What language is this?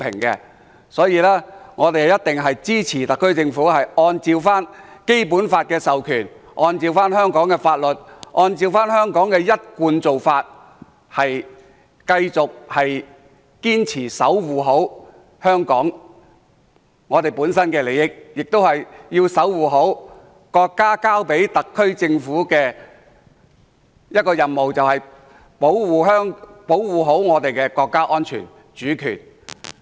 Cantonese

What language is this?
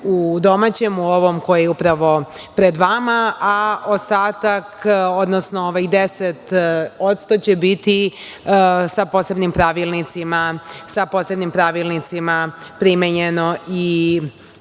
Serbian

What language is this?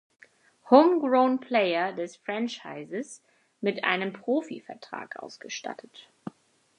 German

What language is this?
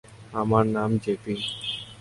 Bangla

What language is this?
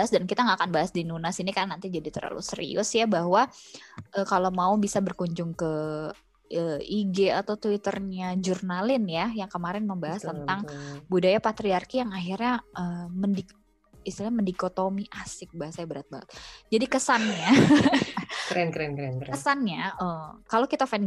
Indonesian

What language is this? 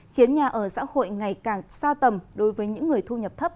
Vietnamese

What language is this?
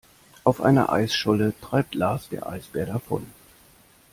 German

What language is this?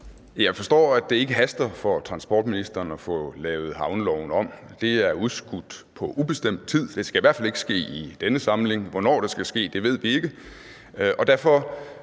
Danish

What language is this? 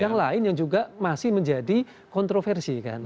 Indonesian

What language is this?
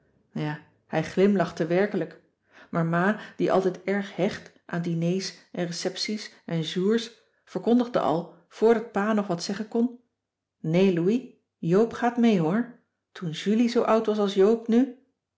Dutch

